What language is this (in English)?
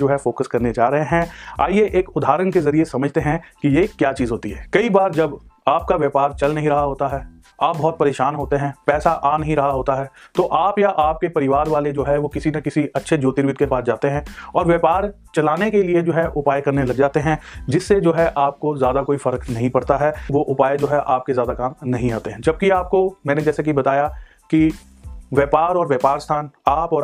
Hindi